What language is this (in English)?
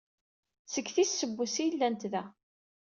Kabyle